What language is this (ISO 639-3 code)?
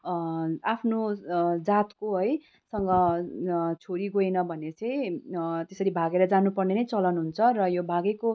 nep